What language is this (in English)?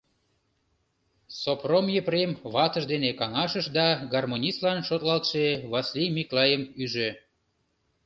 Mari